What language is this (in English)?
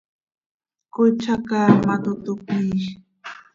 Seri